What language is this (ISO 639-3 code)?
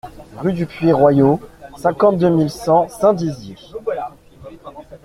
fra